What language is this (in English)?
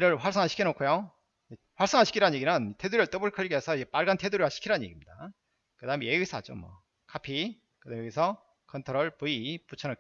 Korean